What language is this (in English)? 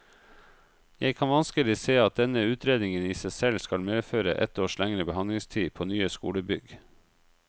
Norwegian